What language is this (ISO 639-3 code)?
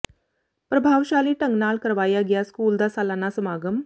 pan